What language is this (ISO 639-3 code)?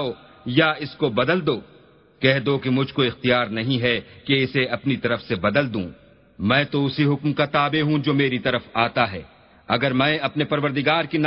ara